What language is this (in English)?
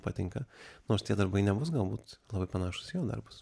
Lithuanian